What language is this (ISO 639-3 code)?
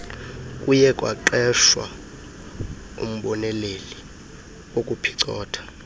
xho